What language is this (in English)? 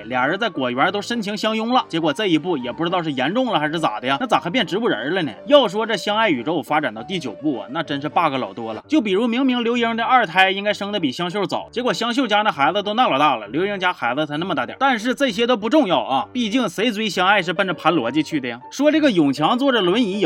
Chinese